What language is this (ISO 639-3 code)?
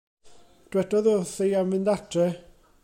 cym